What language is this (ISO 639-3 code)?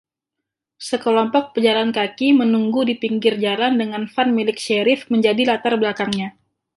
ind